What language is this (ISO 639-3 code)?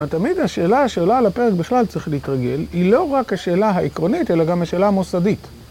heb